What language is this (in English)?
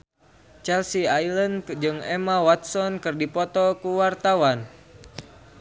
Sundanese